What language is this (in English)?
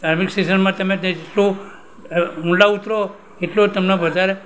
Gujarati